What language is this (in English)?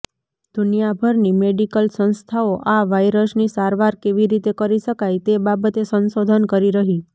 Gujarati